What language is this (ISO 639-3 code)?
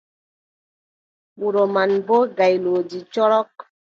fub